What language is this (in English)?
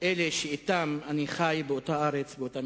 Hebrew